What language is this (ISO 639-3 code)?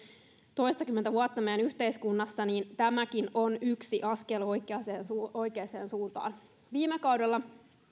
fin